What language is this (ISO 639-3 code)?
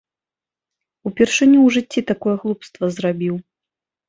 bel